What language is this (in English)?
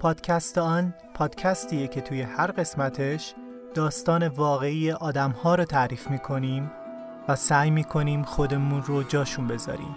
Persian